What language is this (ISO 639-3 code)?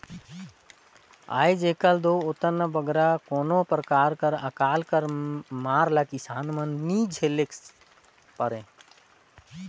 hne